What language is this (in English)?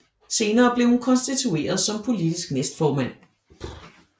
Danish